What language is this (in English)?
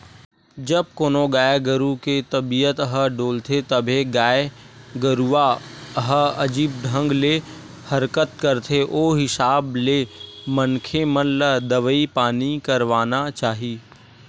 Chhattisgarhi